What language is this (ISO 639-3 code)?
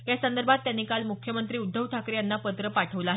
mar